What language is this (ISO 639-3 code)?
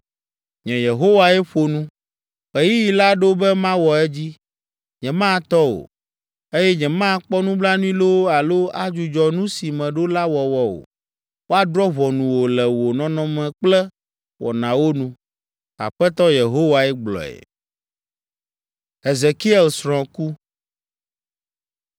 ewe